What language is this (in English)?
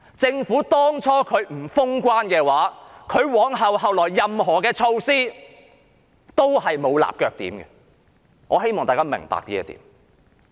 Cantonese